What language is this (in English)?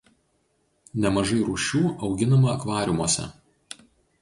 Lithuanian